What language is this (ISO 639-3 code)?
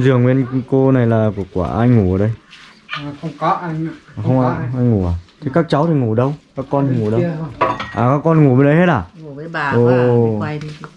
vie